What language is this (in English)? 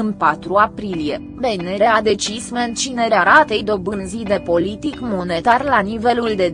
Romanian